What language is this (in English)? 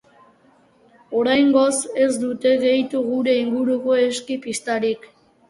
Basque